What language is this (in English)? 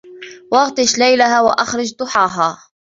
Arabic